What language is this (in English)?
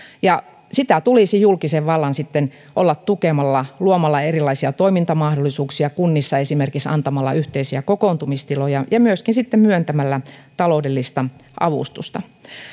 Finnish